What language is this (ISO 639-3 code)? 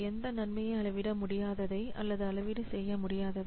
tam